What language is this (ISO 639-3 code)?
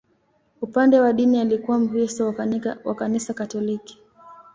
swa